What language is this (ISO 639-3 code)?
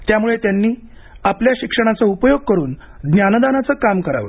mar